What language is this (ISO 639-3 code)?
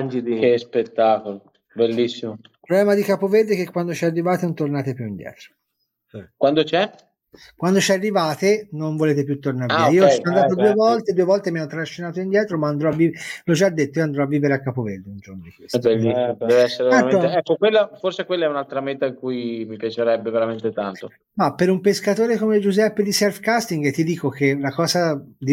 ita